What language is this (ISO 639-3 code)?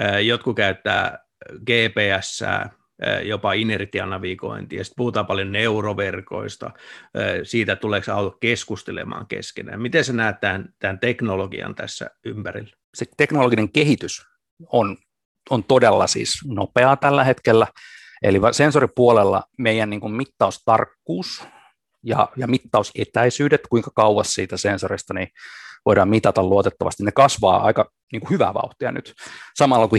fin